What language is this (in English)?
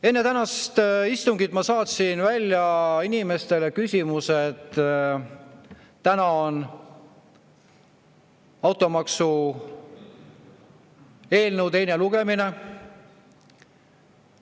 Estonian